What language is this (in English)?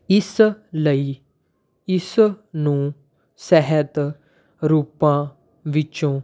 Punjabi